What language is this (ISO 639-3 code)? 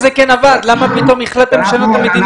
heb